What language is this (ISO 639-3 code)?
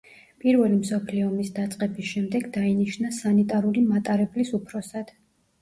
kat